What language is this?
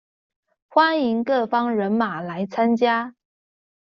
Chinese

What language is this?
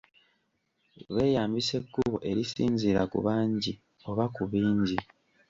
Ganda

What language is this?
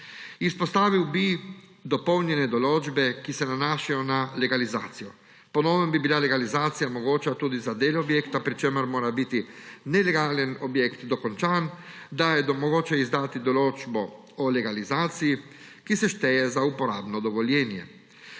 Slovenian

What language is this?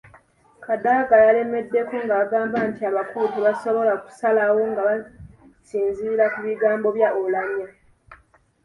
Ganda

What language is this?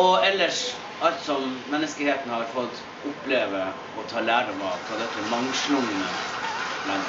Norwegian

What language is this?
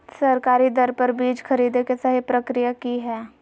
Magahi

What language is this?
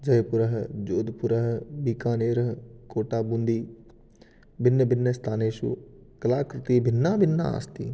Sanskrit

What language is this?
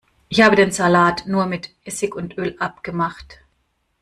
German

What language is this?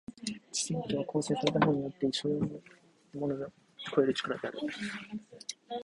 Japanese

